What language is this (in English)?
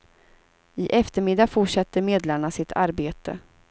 Swedish